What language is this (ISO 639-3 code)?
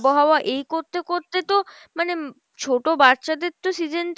ben